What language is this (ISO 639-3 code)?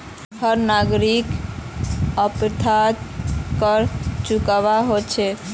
mag